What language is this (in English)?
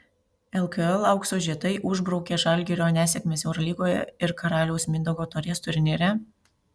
Lithuanian